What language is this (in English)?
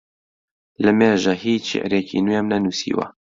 Central Kurdish